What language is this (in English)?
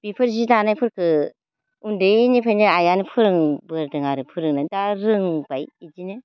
Bodo